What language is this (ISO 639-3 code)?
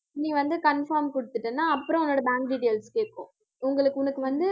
tam